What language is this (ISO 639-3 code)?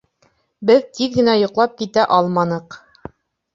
bak